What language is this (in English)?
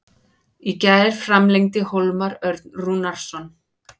Icelandic